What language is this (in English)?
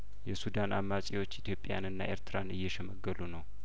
Amharic